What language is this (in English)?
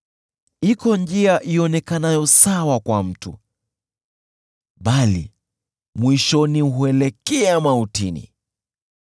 Swahili